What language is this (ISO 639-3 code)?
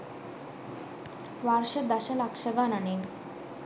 sin